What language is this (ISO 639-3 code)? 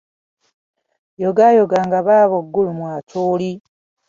lug